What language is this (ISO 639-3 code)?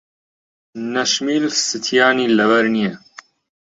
ckb